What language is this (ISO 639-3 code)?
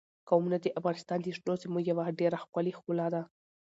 pus